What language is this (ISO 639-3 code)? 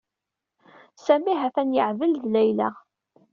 kab